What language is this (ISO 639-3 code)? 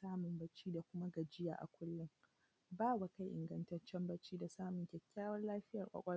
hau